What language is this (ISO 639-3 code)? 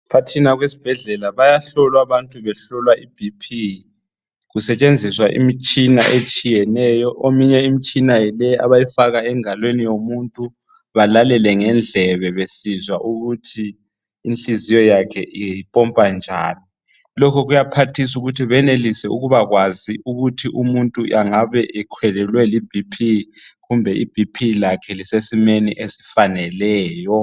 nde